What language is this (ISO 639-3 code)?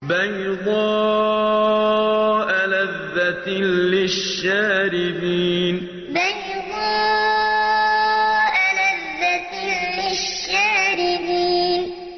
ara